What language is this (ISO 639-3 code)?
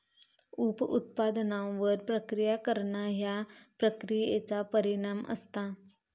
mar